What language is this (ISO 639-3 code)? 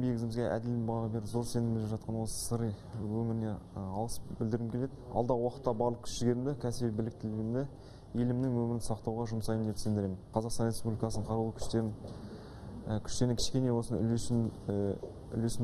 tur